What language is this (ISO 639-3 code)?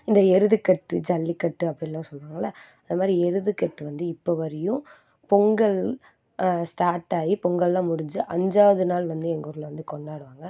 tam